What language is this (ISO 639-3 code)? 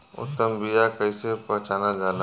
bho